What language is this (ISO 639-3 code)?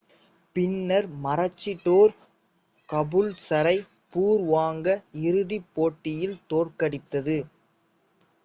tam